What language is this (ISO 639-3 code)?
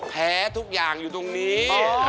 tha